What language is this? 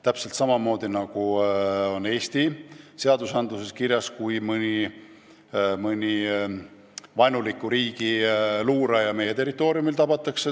Estonian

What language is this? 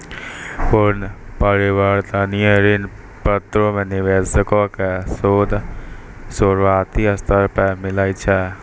Maithili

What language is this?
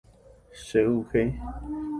Guarani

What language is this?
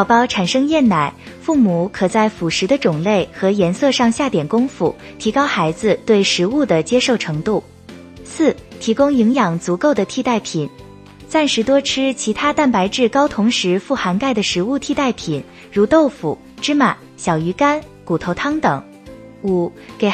Chinese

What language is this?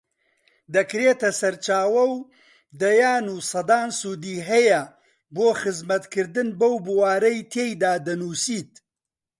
Central Kurdish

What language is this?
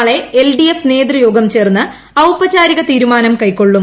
Malayalam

